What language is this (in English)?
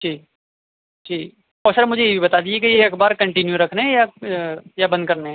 Urdu